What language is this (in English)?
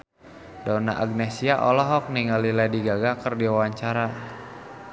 Sundanese